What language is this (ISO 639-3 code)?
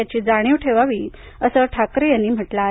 mar